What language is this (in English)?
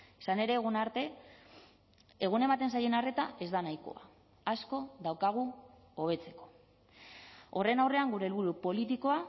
Basque